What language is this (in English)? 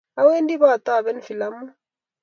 Kalenjin